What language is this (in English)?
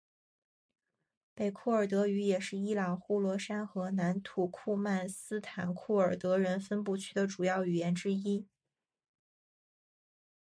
Chinese